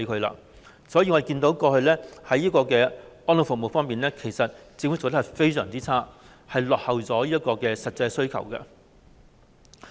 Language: Cantonese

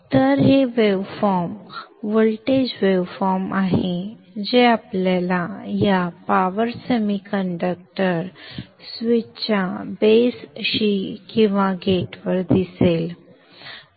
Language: Marathi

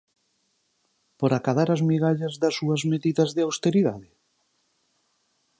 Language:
Galician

